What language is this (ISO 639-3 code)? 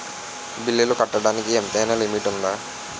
tel